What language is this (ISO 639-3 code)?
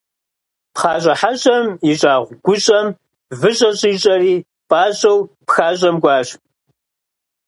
kbd